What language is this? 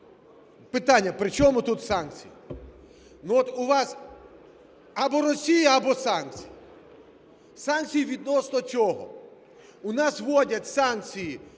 Ukrainian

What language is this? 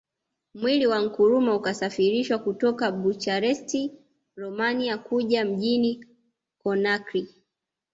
Swahili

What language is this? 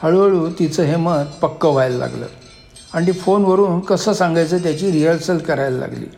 Marathi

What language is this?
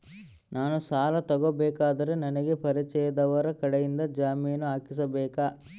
Kannada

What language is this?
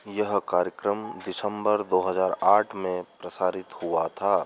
Hindi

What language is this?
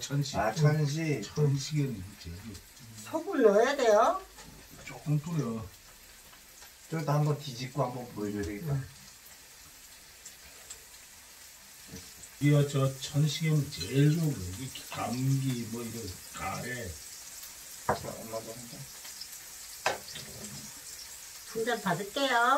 Korean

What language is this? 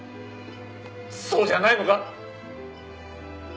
Japanese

